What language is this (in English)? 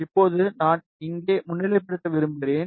Tamil